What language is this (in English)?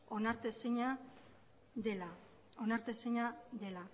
Basque